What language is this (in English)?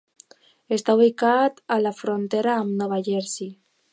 Catalan